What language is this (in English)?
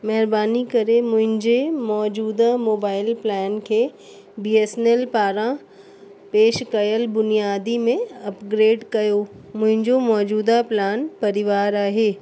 Sindhi